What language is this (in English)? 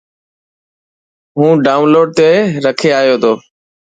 Dhatki